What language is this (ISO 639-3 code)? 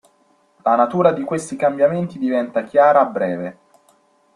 ita